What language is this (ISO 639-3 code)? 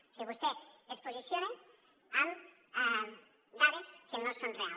cat